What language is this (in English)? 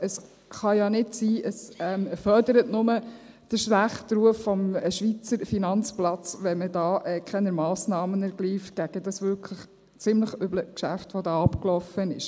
Swiss German